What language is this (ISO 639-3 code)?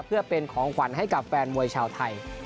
tha